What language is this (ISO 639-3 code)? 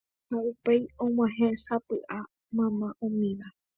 grn